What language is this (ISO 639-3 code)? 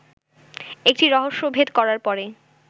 ben